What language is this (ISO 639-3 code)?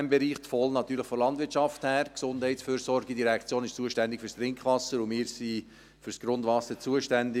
gsw